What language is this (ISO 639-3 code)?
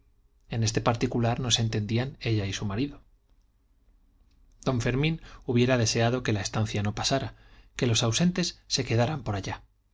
spa